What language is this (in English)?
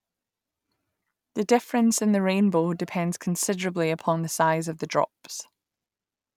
English